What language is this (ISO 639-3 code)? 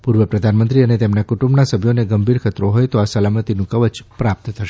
guj